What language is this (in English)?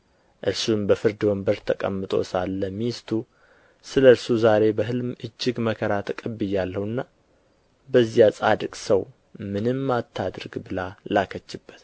Amharic